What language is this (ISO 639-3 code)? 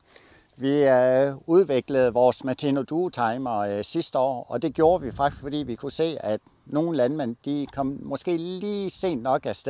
dan